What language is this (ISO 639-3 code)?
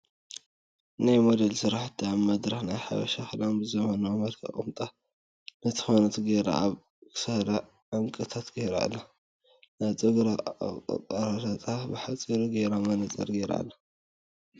tir